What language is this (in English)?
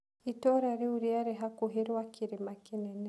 Kikuyu